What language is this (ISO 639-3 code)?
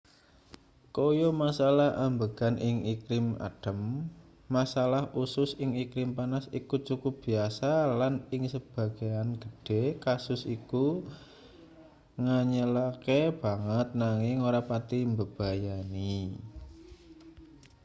jav